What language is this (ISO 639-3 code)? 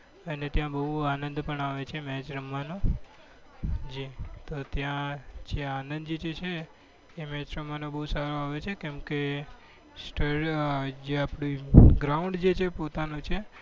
guj